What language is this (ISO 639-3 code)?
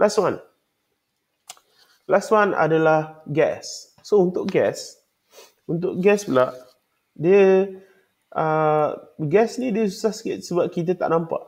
msa